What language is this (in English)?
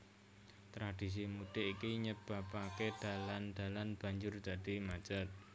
Javanese